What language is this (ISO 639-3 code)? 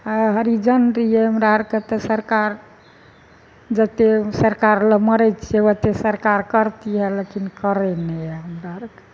mai